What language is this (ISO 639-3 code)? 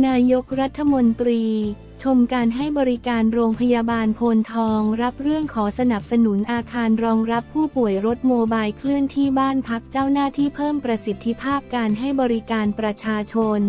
tha